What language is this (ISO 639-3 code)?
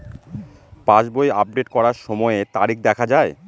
ben